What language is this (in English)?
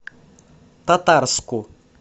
Russian